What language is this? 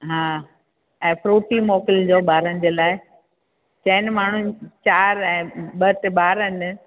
Sindhi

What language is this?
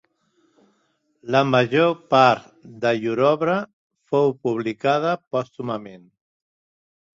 Catalan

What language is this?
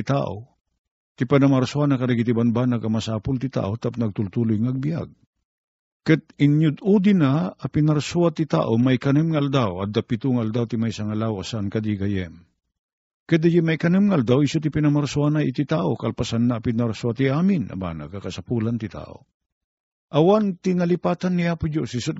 Filipino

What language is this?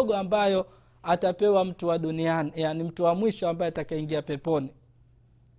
Swahili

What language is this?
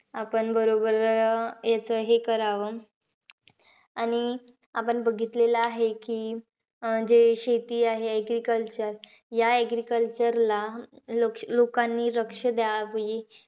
Marathi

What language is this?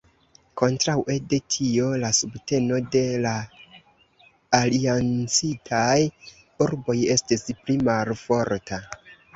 Esperanto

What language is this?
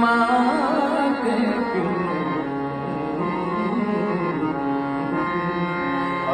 Arabic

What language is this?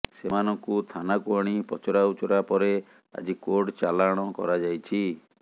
Odia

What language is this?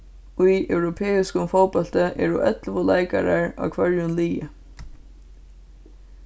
Faroese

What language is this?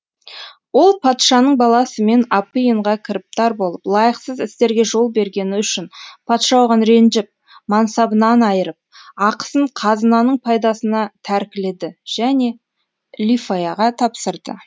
Kazakh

